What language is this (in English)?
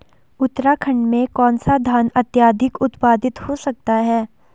Hindi